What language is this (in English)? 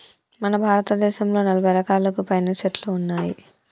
Telugu